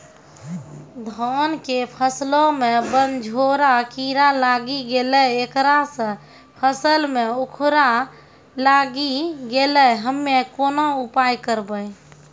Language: Maithili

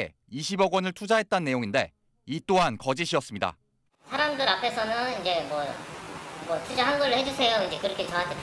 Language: Korean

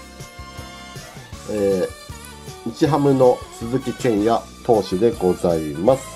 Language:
Japanese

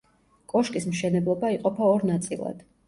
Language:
Georgian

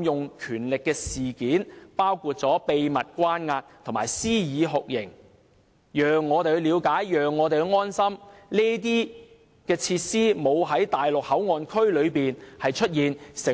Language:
Cantonese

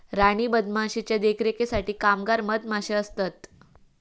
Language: Marathi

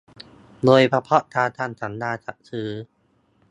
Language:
Thai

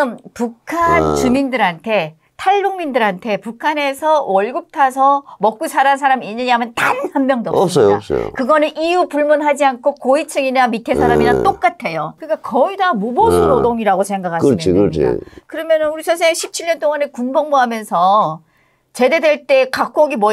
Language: Korean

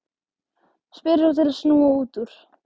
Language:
Icelandic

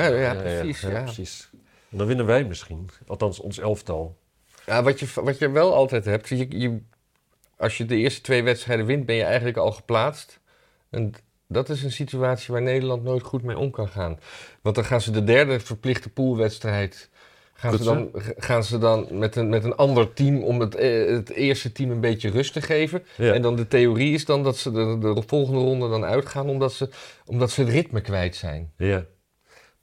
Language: Dutch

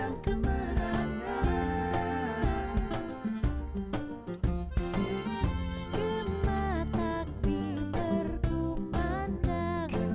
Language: Indonesian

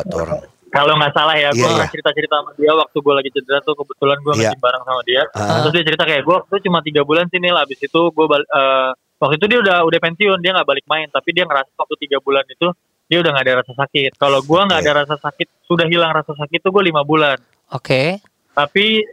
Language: Indonesian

